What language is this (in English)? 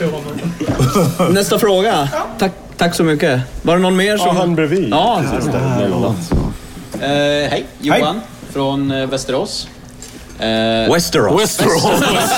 Swedish